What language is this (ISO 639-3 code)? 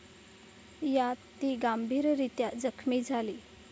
mar